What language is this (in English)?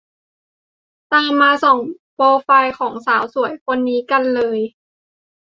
Thai